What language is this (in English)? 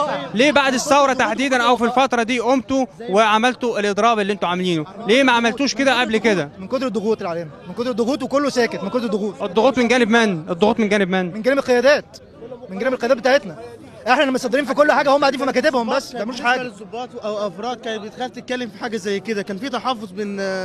Arabic